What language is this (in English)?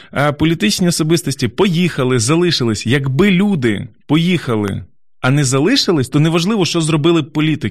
Ukrainian